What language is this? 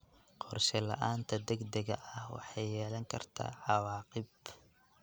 Somali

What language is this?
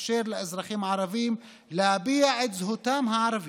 Hebrew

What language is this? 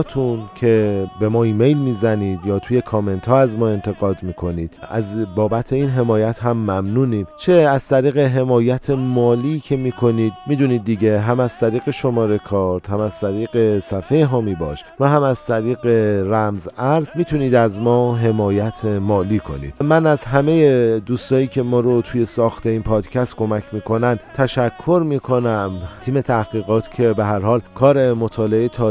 Persian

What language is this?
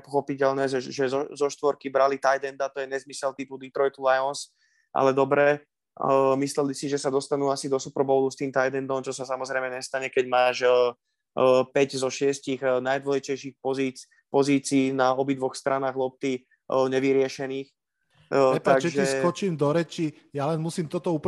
Slovak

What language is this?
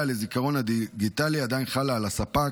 Hebrew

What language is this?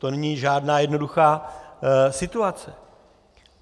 Czech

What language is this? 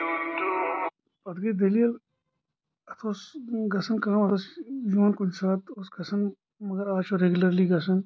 Kashmiri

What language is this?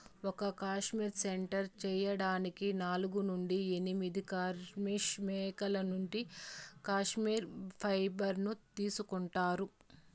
Telugu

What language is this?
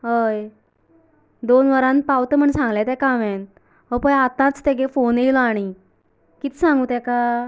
Konkani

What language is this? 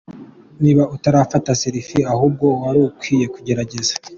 Kinyarwanda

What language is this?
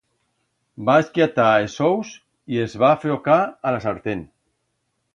Aragonese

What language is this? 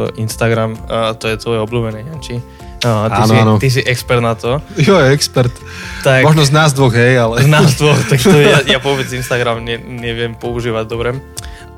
Slovak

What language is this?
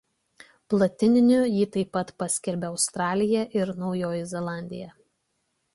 Lithuanian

